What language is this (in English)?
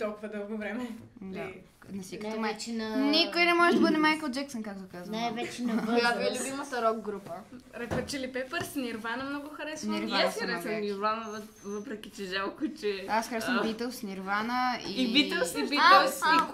Bulgarian